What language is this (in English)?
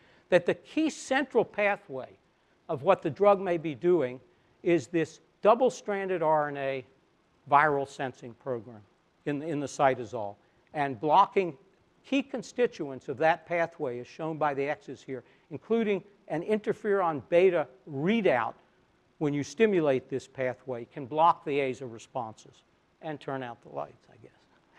English